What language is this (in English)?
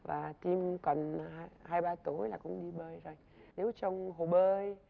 Vietnamese